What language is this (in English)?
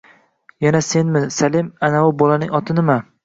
Uzbek